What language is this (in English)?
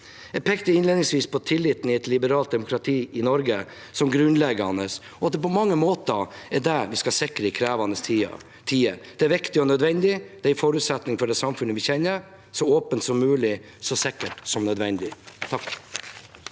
Norwegian